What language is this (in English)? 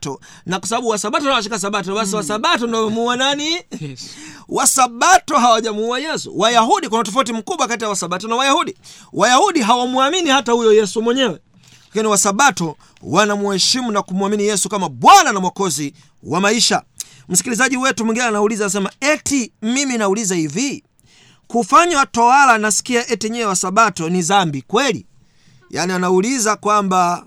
Swahili